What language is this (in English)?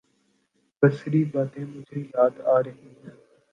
Urdu